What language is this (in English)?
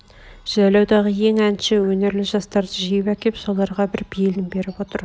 Kazakh